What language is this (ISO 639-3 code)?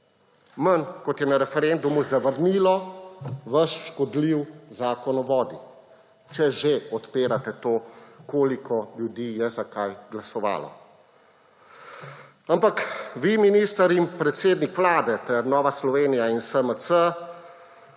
slv